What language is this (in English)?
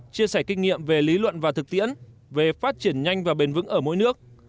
Vietnamese